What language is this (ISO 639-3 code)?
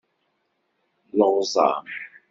kab